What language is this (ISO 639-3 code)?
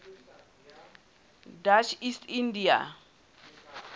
sot